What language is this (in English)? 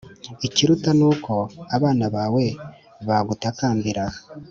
Kinyarwanda